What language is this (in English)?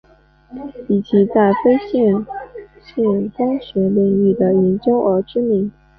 Chinese